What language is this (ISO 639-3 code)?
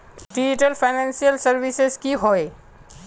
mag